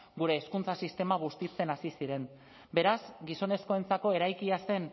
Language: Basque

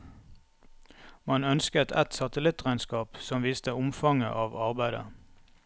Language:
Norwegian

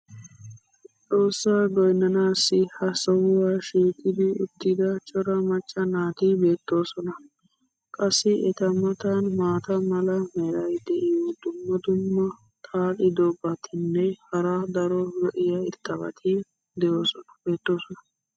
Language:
Wolaytta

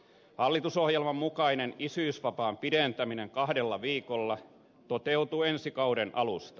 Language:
Finnish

